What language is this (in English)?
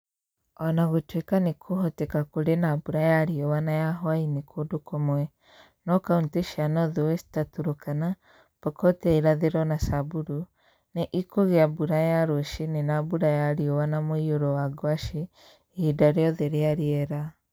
Kikuyu